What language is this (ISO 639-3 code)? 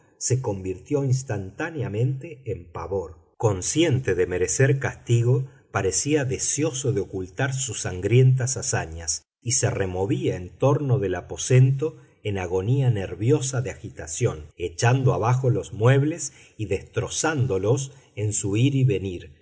spa